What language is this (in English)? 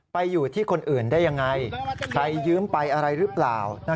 Thai